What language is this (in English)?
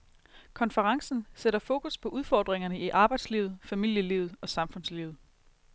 Danish